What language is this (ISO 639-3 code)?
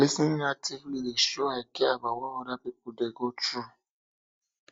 pcm